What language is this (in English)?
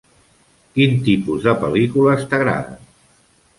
Catalan